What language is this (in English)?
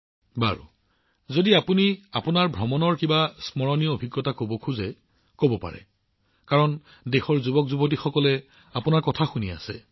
Assamese